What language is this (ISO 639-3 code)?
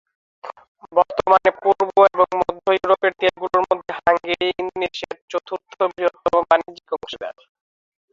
ben